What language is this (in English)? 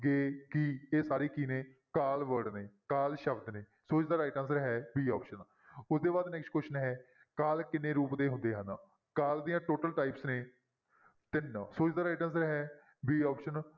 Punjabi